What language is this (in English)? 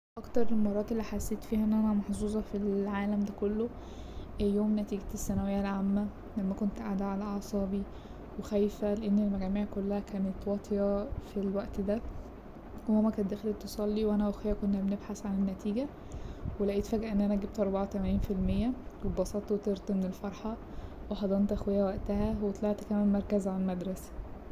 Egyptian Arabic